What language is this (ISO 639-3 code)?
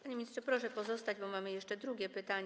pol